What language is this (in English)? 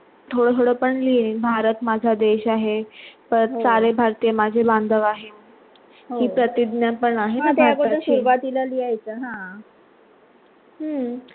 Marathi